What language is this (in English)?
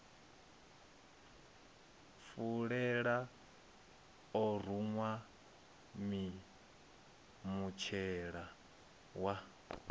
Venda